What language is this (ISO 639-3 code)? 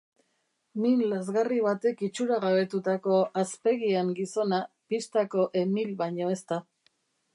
eus